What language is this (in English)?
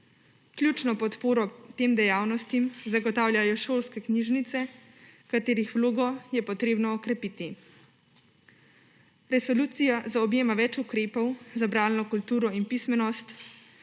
Slovenian